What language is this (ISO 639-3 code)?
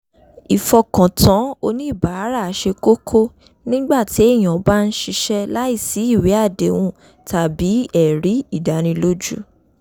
yor